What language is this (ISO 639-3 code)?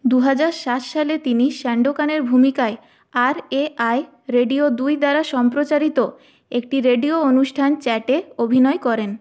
ben